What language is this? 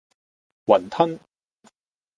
Cantonese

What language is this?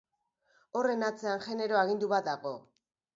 Basque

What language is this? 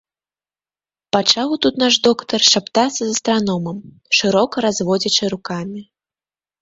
Belarusian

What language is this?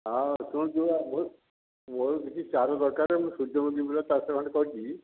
Odia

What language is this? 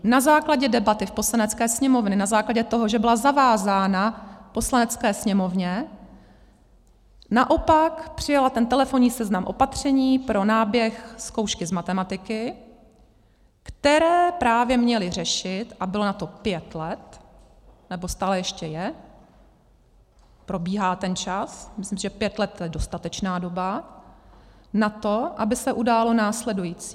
Czech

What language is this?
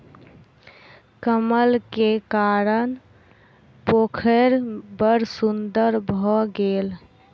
Maithili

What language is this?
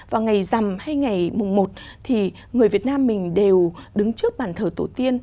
Vietnamese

